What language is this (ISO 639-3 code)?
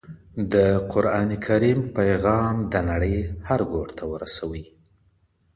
pus